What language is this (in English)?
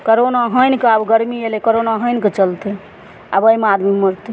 Maithili